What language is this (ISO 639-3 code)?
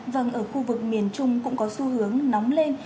vie